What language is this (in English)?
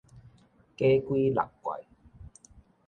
Min Nan Chinese